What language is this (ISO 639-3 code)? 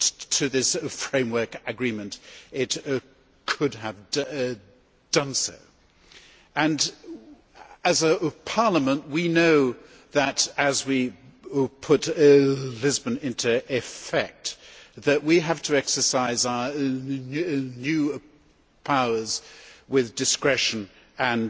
eng